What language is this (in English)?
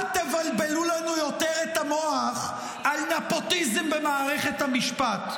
Hebrew